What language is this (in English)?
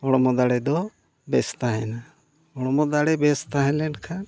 Santali